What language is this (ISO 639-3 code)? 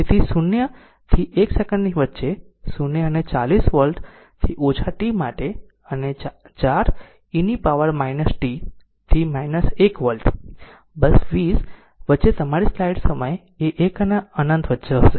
guj